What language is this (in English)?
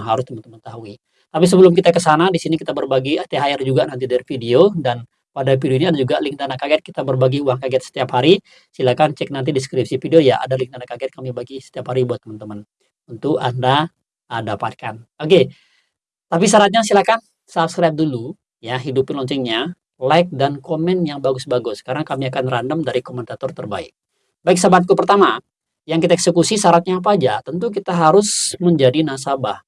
Indonesian